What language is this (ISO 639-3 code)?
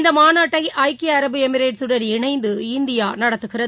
tam